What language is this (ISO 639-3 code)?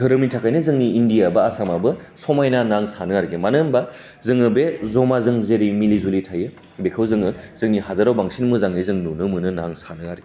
brx